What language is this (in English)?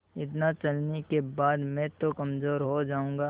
Hindi